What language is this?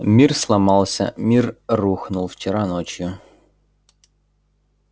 Russian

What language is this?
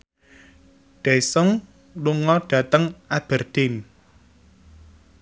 Javanese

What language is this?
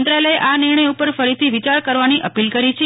Gujarati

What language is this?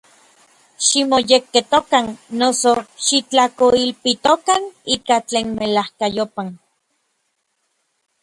Orizaba Nahuatl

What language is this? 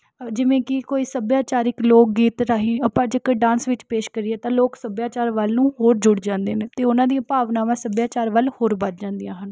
Punjabi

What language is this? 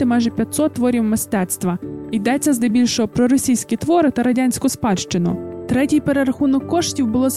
Ukrainian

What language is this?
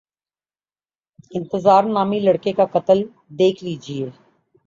Urdu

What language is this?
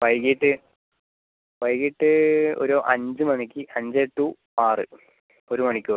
Malayalam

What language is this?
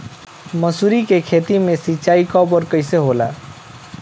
Bhojpuri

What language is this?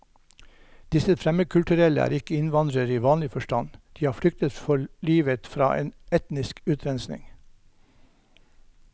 Norwegian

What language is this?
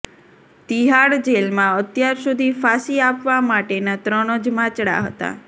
Gujarati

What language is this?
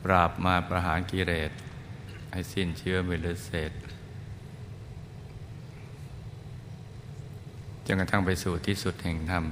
Thai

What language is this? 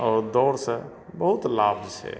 Maithili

